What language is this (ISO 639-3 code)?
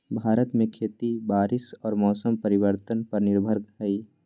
mag